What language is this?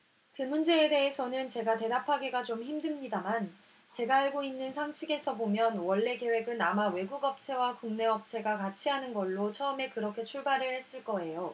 Korean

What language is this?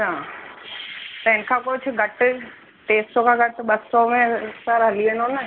Sindhi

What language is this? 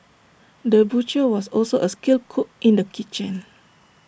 English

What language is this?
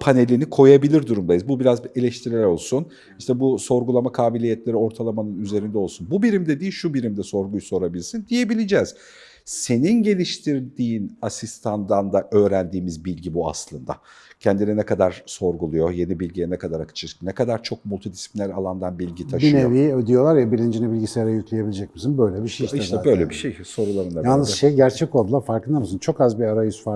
Turkish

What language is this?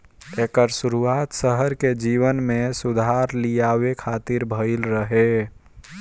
Bhojpuri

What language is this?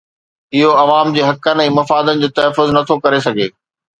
Sindhi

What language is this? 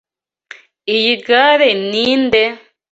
Kinyarwanda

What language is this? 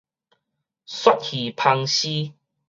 Min Nan Chinese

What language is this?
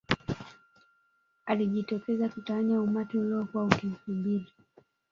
Swahili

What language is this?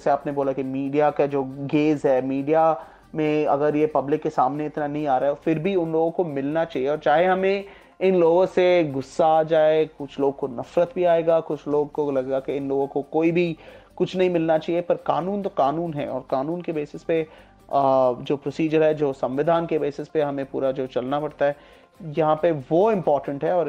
Hindi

